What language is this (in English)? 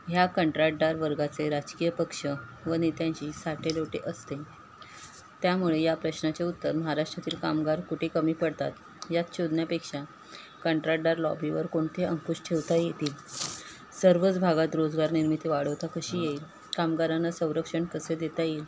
Marathi